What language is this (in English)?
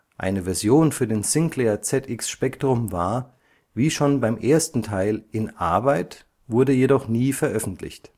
German